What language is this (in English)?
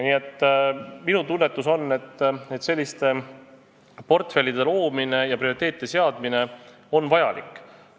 Estonian